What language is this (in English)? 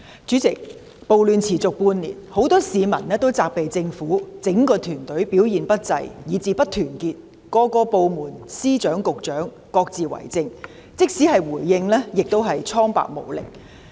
Cantonese